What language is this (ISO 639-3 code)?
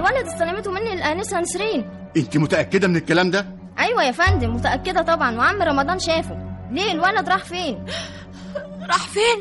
ara